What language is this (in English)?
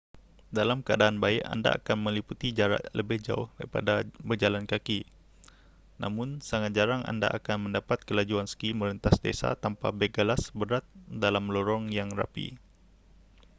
Malay